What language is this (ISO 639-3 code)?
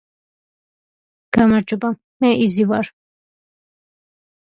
kat